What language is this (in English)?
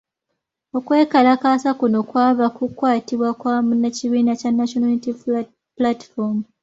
Ganda